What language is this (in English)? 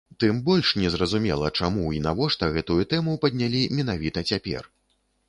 Belarusian